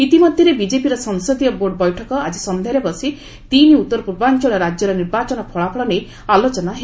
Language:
Odia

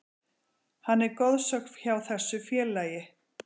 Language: Icelandic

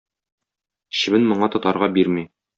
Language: Tatar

